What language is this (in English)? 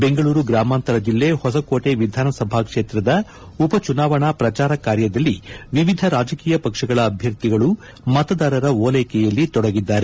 Kannada